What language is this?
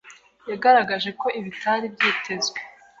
Kinyarwanda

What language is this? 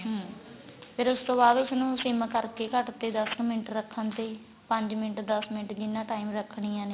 Punjabi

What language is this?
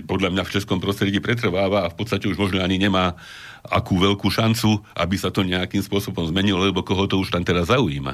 Slovak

